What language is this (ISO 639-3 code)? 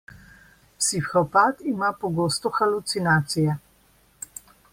slv